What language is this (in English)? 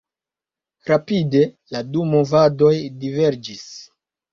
Esperanto